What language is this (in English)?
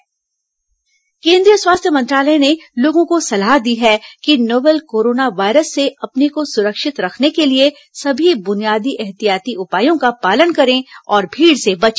Hindi